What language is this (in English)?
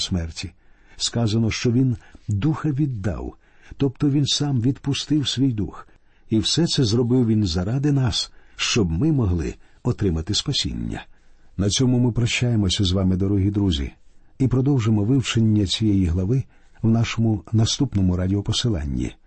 Ukrainian